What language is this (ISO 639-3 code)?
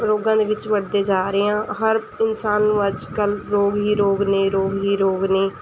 pan